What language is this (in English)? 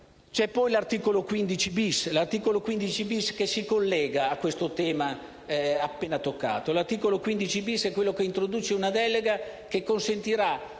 Italian